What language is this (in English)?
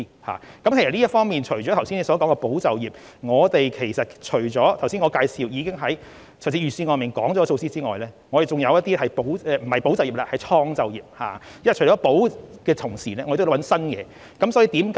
Cantonese